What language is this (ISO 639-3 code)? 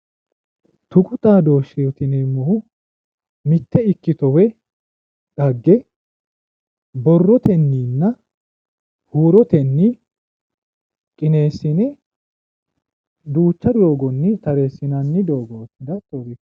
sid